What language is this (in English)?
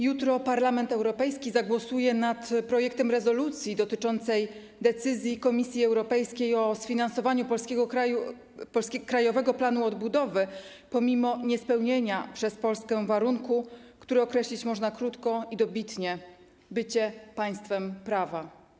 Polish